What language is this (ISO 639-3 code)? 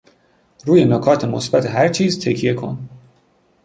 fas